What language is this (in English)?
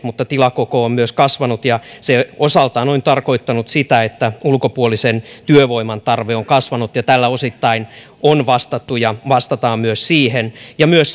Finnish